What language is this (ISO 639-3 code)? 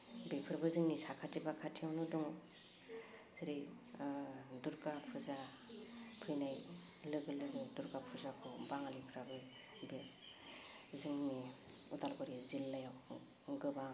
brx